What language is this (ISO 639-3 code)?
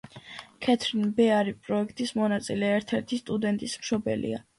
kat